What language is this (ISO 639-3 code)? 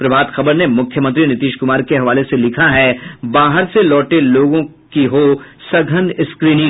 hin